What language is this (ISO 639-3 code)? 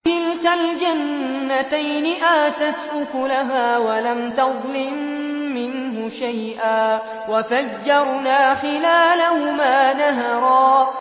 ara